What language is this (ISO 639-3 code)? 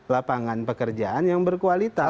ind